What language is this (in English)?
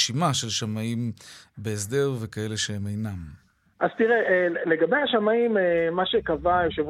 Hebrew